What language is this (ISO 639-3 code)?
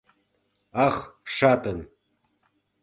chm